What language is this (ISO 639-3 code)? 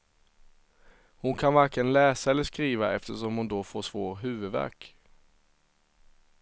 swe